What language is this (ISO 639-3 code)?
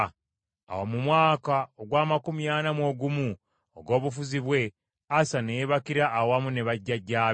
lug